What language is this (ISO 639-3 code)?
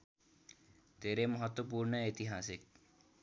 nep